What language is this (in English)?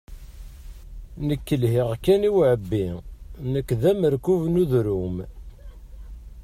Kabyle